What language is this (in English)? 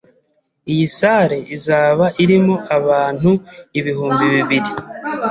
Kinyarwanda